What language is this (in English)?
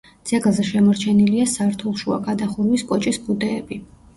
Georgian